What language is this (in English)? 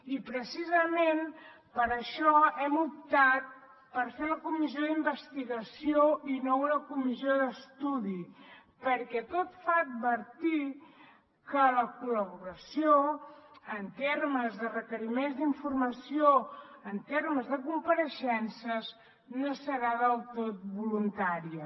Catalan